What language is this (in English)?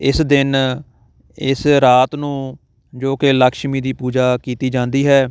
Punjabi